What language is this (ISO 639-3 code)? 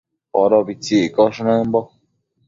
mcf